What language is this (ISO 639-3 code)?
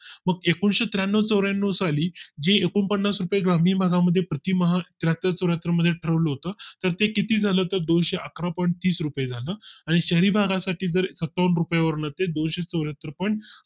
mar